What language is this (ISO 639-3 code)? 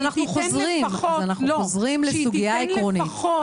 heb